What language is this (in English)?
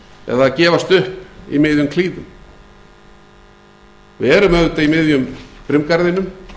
Icelandic